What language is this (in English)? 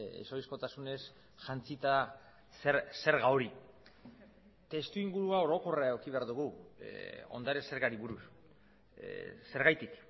Basque